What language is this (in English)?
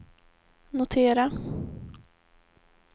Swedish